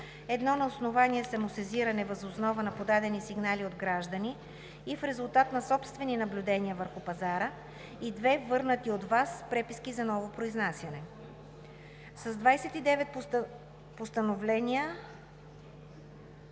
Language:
Bulgarian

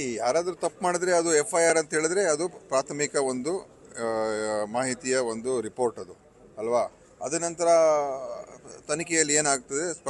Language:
Arabic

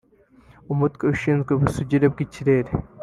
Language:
Kinyarwanda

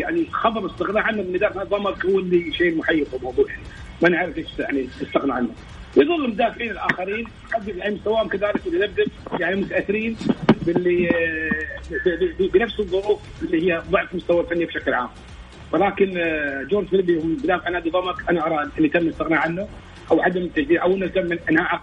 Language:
Arabic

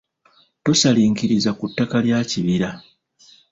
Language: Ganda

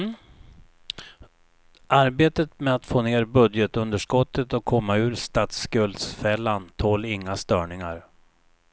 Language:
Swedish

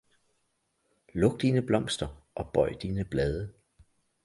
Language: Danish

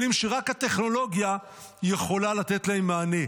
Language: Hebrew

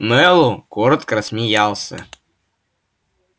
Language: Russian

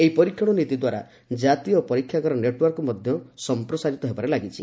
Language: Odia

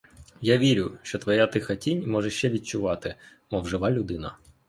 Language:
Ukrainian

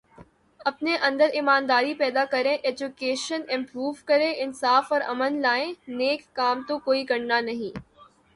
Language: Urdu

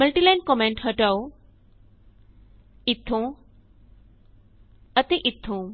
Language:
Punjabi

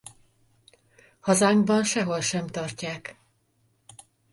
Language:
Hungarian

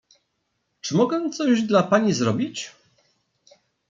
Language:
Polish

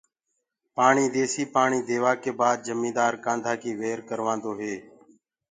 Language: Gurgula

